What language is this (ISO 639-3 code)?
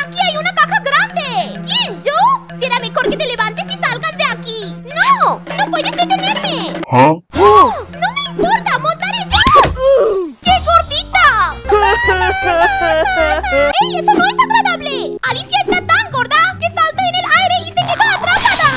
kor